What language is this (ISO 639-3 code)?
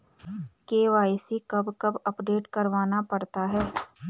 hin